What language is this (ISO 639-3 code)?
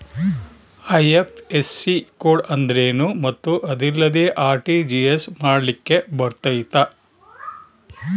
kan